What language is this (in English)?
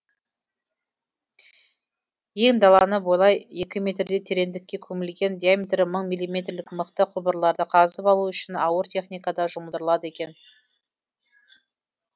Kazakh